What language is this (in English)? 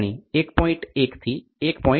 Gujarati